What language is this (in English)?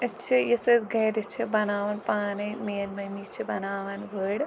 Kashmiri